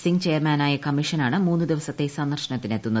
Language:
Malayalam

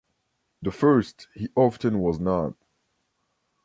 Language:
English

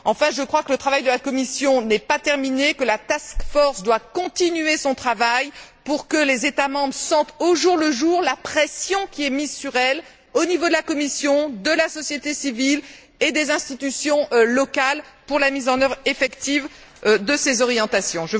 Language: French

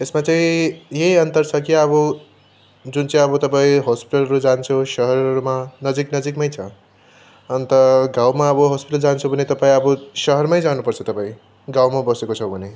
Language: Nepali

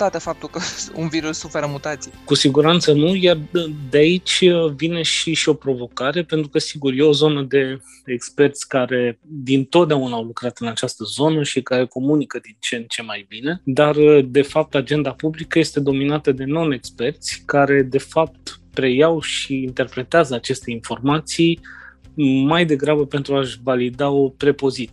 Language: Romanian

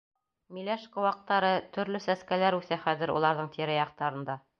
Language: Bashkir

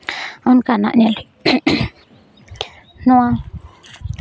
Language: Santali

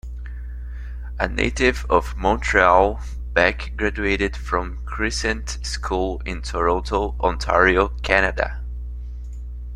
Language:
English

